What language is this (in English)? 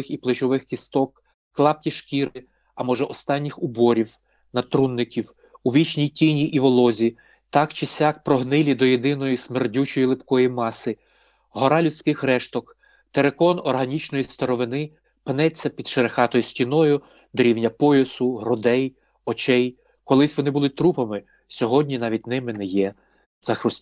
Ukrainian